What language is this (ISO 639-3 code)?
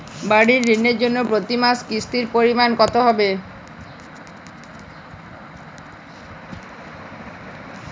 ben